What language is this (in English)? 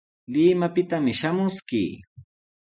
Sihuas Ancash Quechua